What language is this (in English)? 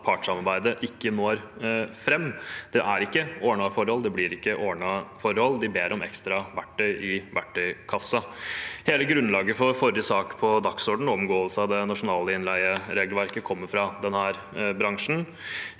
Norwegian